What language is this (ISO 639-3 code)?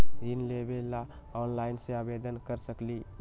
mag